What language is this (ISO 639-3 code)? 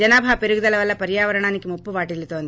tel